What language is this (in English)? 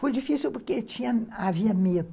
Portuguese